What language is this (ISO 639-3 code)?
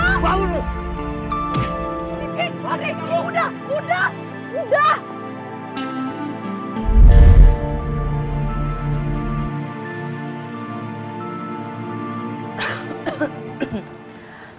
ind